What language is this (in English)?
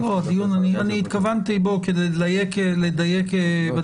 Hebrew